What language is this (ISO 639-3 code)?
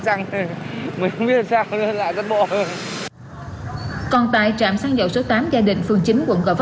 vie